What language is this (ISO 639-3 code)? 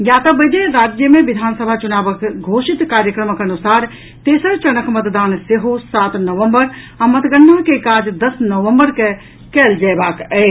mai